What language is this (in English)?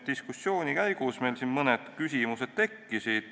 Estonian